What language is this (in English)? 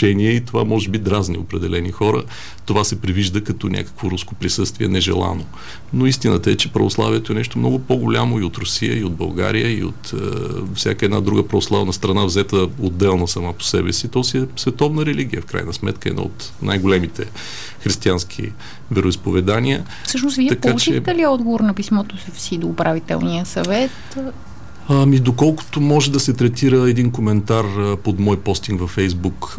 Bulgarian